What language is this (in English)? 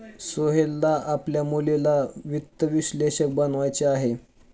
Marathi